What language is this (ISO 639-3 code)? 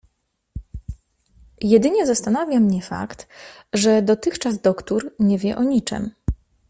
pol